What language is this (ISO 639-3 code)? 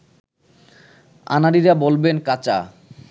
ben